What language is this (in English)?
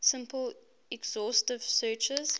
English